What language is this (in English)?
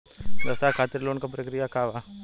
Bhojpuri